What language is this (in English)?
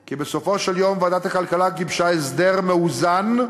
Hebrew